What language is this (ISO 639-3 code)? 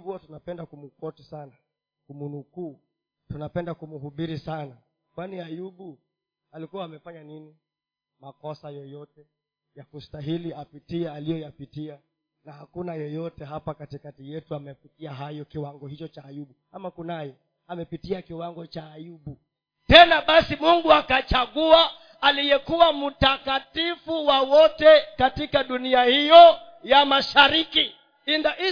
swa